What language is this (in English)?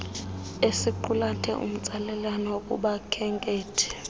Xhosa